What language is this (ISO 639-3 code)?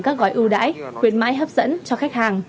vie